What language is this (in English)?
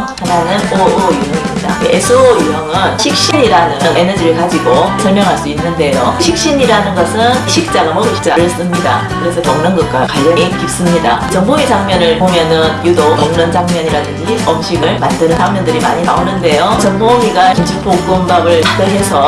Korean